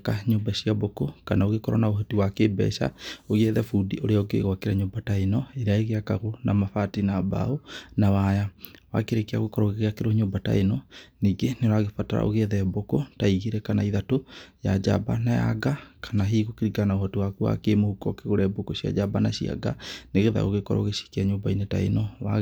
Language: Kikuyu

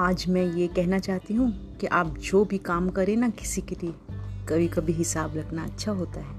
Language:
Hindi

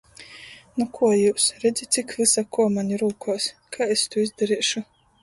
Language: Latgalian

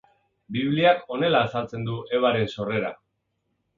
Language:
Basque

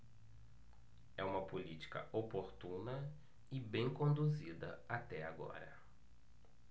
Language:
Portuguese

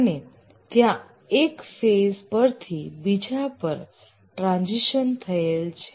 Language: Gujarati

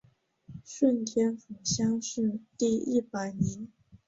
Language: Chinese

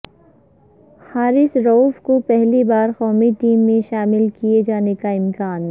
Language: Urdu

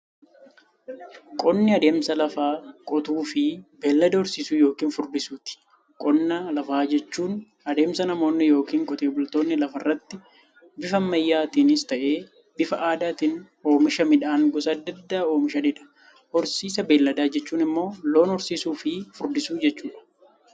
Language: Oromo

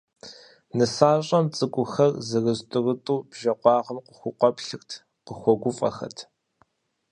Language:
Kabardian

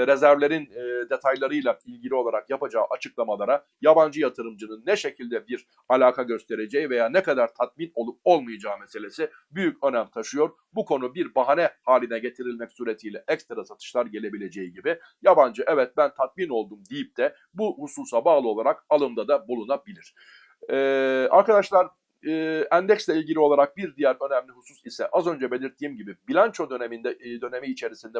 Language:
Turkish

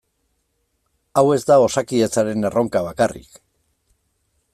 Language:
Basque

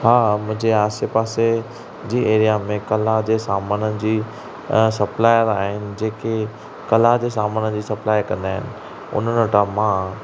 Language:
Sindhi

